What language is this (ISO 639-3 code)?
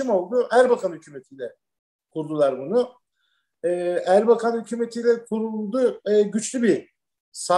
tur